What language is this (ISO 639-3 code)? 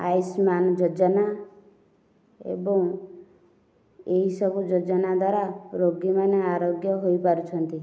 ori